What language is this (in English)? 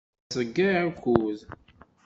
Kabyle